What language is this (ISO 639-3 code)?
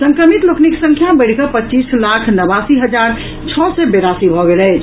mai